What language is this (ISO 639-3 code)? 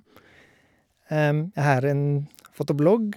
nor